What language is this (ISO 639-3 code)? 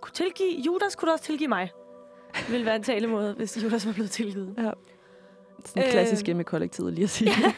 dan